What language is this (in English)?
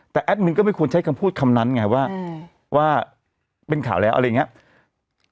Thai